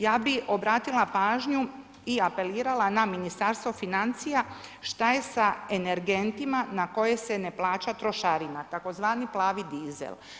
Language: Croatian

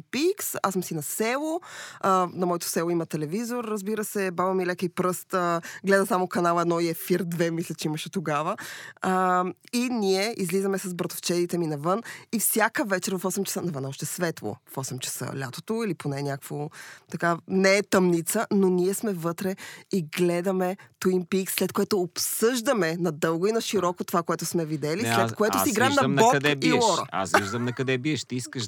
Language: Bulgarian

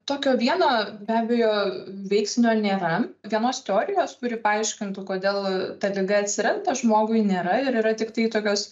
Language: Lithuanian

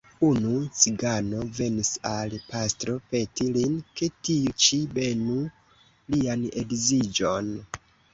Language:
Esperanto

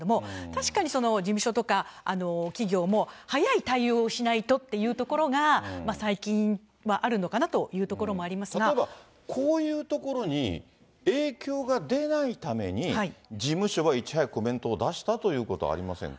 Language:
Japanese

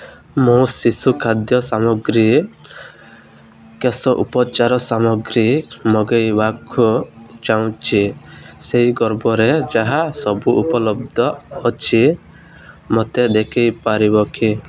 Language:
Odia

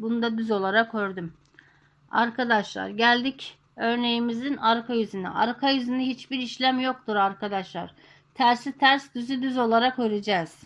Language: Turkish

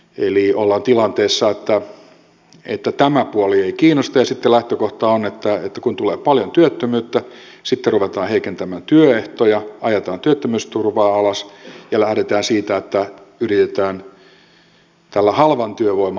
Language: Finnish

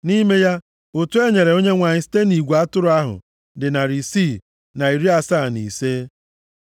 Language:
Igbo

